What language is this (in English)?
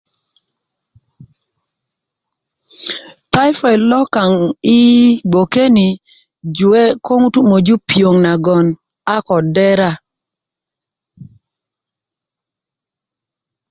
Kuku